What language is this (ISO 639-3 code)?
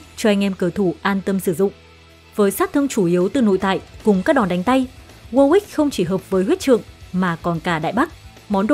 vie